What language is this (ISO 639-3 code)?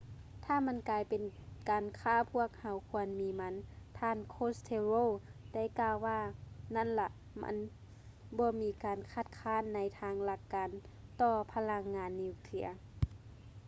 lao